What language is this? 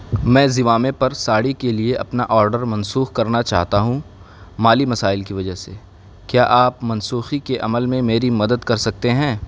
Urdu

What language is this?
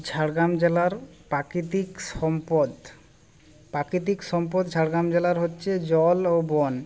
Bangla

